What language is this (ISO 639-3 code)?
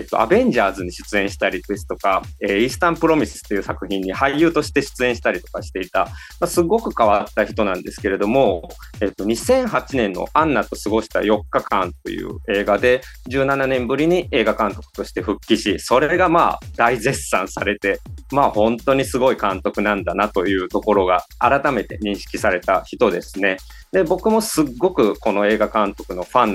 jpn